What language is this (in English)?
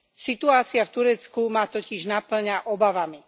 Slovak